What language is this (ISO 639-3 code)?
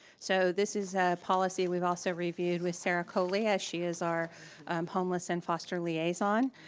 eng